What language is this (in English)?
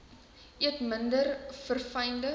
Afrikaans